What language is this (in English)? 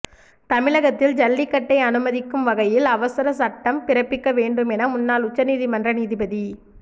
Tamil